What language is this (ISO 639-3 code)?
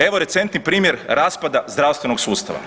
hrv